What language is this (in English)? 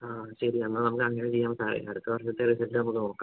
Malayalam